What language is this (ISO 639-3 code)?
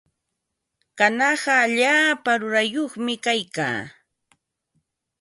qva